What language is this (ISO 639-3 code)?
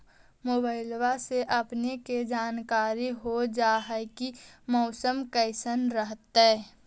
mag